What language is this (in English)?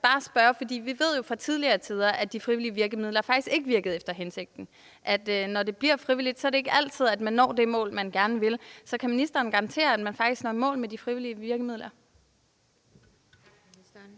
Danish